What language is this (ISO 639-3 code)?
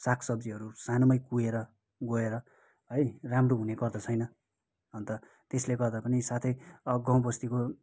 nep